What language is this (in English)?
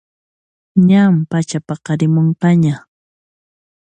Puno Quechua